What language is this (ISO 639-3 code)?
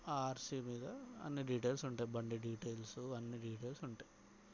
tel